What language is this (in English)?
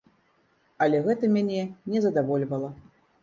Belarusian